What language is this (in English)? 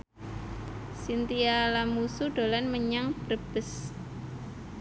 Javanese